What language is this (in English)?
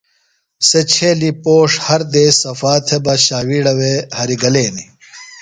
Phalura